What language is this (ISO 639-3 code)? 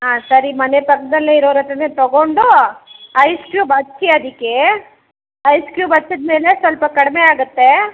kan